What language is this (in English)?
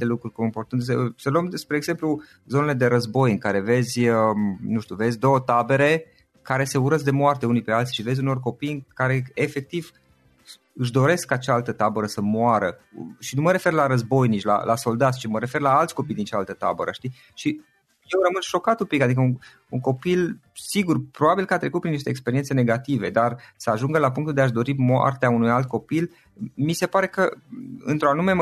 Romanian